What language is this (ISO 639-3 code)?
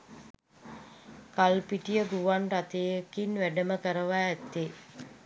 sin